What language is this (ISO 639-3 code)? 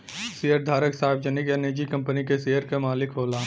bho